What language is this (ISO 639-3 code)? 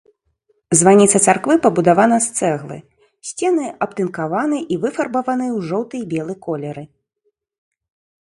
bel